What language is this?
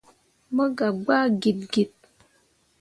Mundang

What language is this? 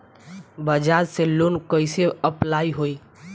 Bhojpuri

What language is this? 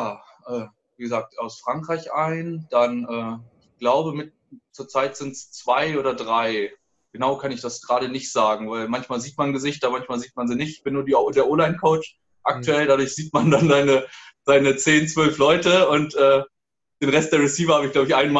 German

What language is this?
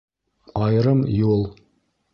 Bashkir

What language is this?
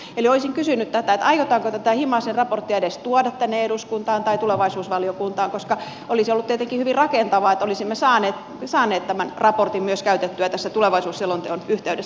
Finnish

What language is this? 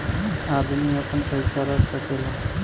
Bhojpuri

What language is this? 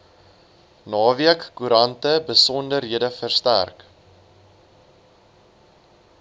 Afrikaans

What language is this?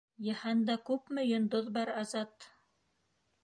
Bashkir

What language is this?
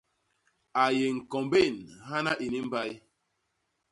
Basaa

